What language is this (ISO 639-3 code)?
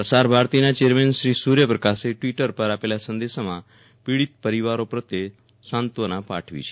guj